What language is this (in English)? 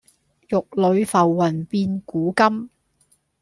Cantonese